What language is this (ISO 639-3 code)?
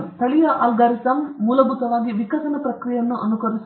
kan